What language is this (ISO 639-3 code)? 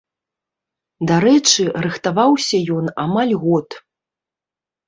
bel